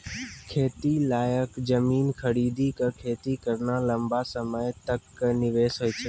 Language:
Maithili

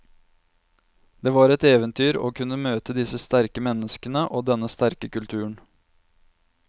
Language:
Norwegian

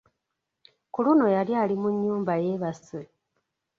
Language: Ganda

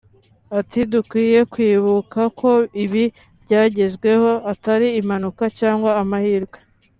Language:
Kinyarwanda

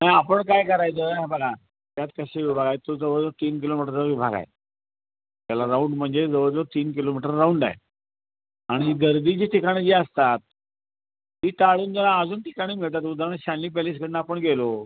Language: Marathi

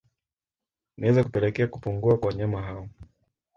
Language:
Swahili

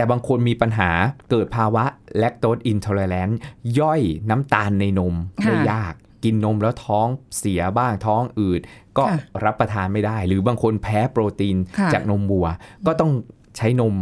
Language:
Thai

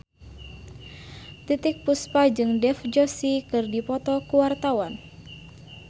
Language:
Sundanese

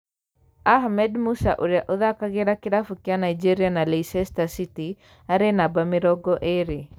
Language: Kikuyu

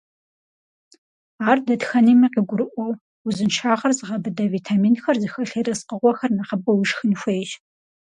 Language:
Kabardian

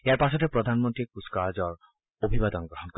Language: Assamese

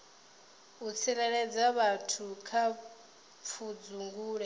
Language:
Venda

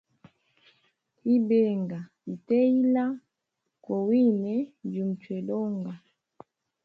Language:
Hemba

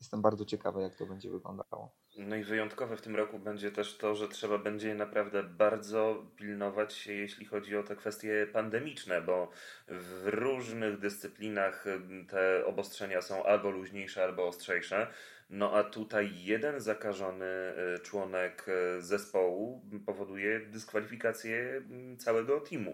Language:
Polish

